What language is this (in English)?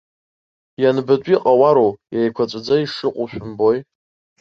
Abkhazian